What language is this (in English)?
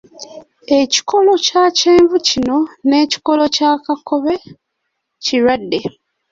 Ganda